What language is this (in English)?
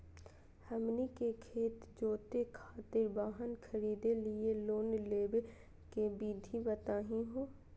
Magahi